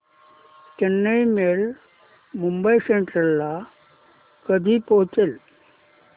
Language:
Marathi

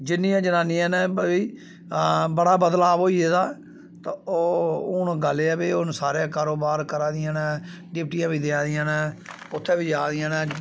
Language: Dogri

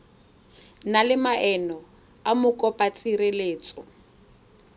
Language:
Tswana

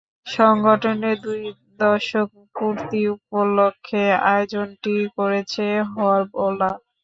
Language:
Bangla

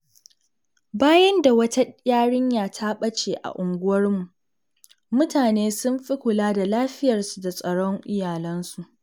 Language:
Hausa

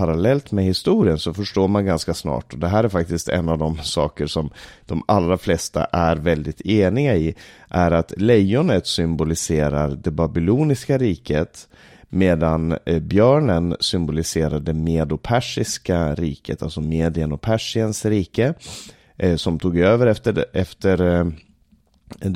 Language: Swedish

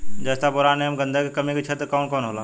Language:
Bhojpuri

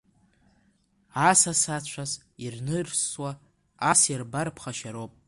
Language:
Abkhazian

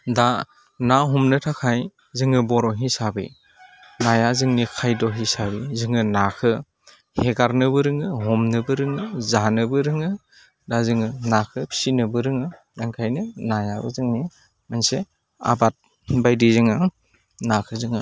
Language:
Bodo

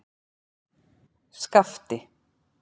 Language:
Icelandic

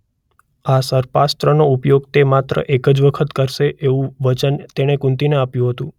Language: Gujarati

